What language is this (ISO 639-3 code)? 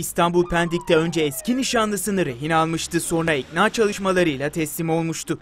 tur